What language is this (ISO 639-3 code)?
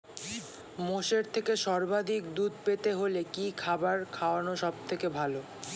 ben